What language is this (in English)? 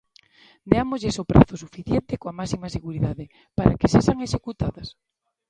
Galician